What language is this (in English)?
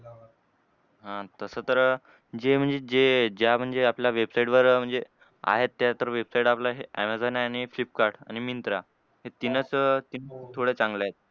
Marathi